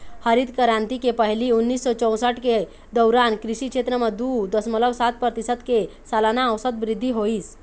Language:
Chhattisgarhi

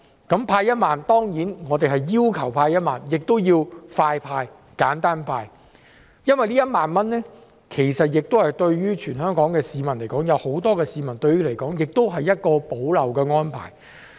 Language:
Cantonese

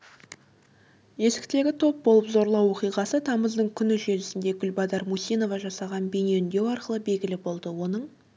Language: Kazakh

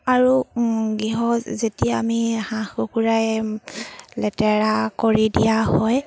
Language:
Assamese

